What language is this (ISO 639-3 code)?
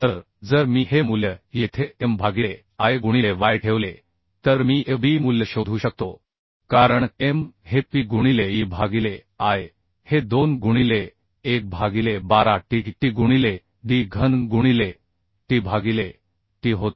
mar